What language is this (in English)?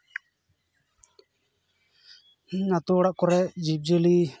Santali